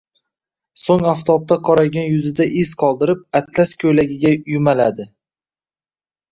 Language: Uzbek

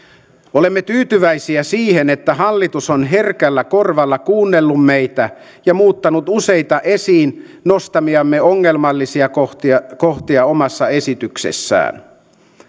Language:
Finnish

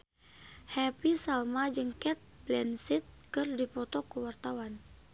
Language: Sundanese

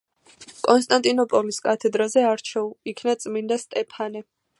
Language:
Georgian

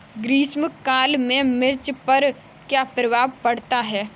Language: Hindi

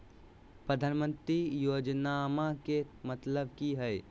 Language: Magahi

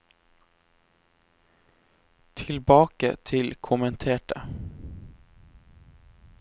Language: Norwegian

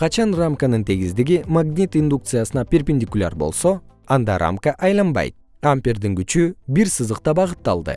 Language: Kyrgyz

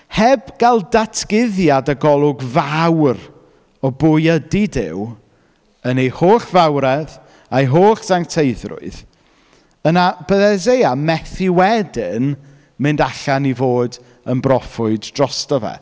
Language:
Welsh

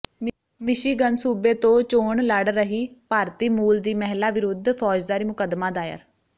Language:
Punjabi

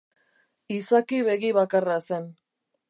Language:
Basque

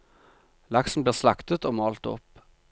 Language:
Norwegian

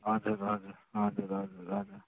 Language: Nepali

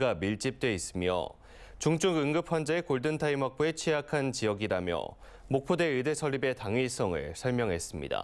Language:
Korean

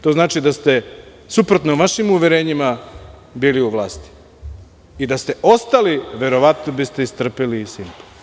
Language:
Serbian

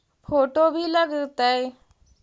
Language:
Magahi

